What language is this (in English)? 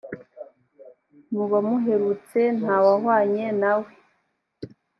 Kinyarwanda